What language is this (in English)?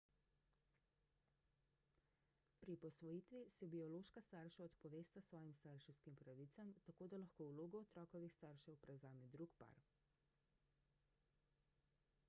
Slovenian